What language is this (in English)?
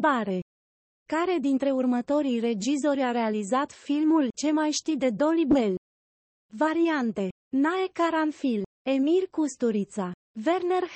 Romanian